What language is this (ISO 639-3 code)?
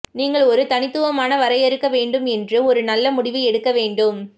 tam